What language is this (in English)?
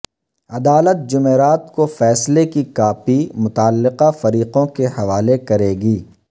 Urdu